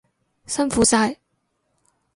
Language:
Cantonese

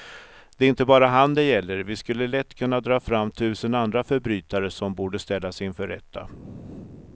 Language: Swedish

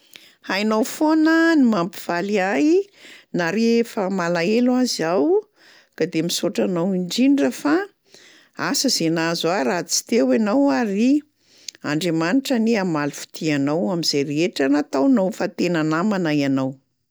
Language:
Malagasy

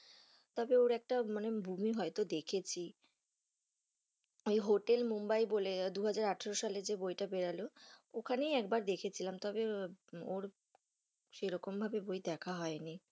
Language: Bangla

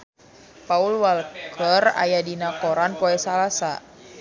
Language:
Sundanese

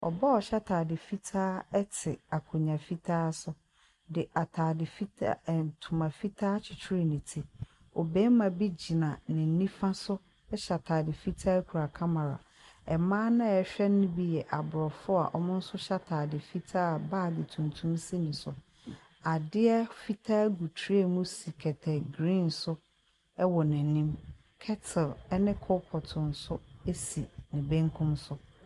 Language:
Akan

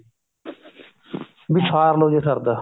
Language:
Punjabi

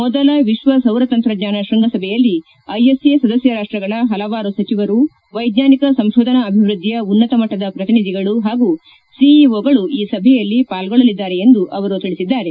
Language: Kannada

